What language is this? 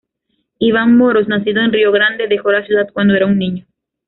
Spanish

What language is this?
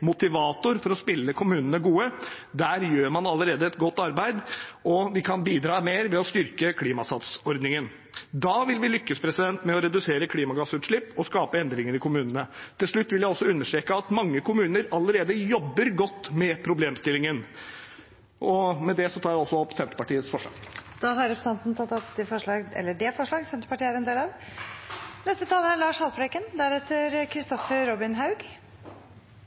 Norwegian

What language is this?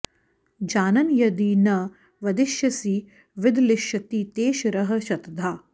Sanskrit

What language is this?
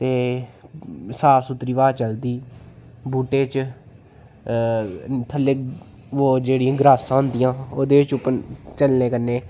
Dogri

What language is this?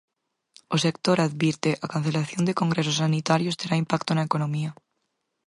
Galician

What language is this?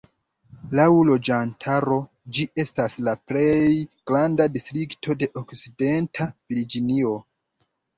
Esperanto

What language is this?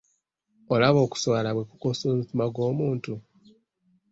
Ganda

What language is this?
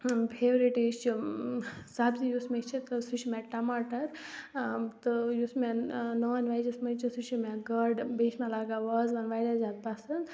Kashmiri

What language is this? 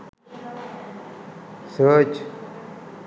Sinhala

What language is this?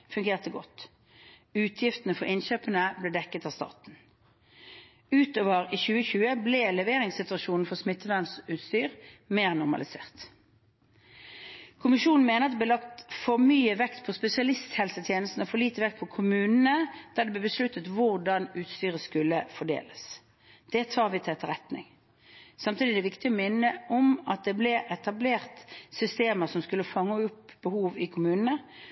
Norwegian Bokmål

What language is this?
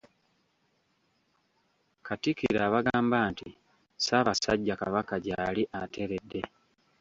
Ganda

